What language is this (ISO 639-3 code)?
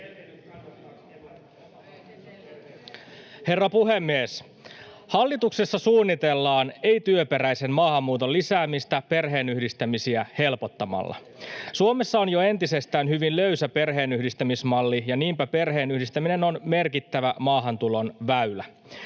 fin